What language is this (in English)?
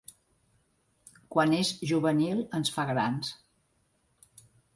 Catalan